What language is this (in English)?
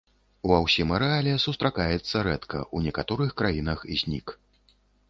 Belarusian